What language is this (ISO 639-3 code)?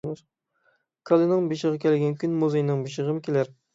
uig